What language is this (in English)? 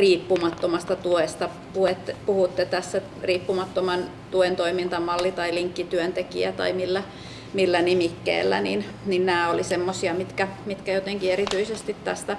Finnish